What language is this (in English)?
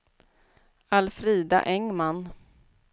Swedish